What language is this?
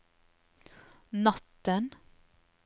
Norwegian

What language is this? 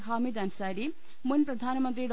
Malayalam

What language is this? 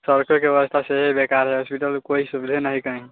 Maithili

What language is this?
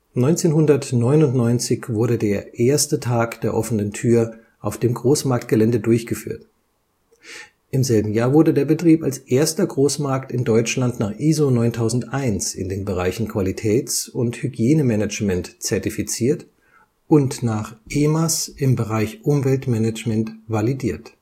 German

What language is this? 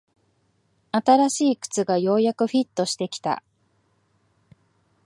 Japanese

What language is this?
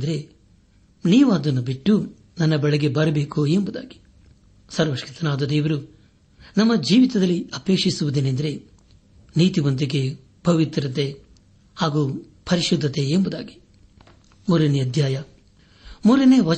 Kannada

